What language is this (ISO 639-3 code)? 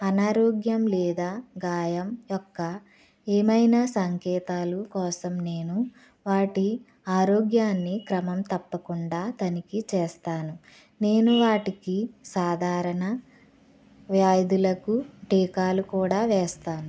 tel